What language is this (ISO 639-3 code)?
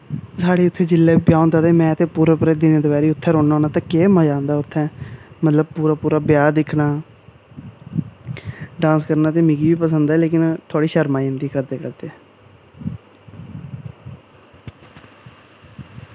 doi